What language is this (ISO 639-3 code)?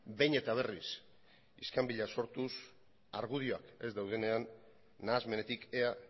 eus